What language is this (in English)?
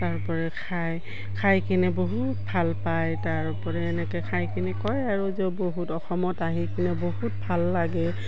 Assamese